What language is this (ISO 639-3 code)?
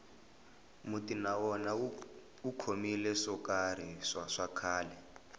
tso